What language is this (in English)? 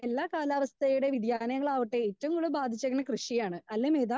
Malayalam